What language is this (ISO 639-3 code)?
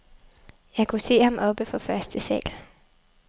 dan